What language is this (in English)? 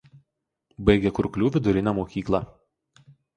Lithuanian